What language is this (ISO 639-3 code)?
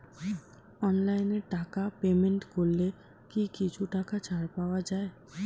ben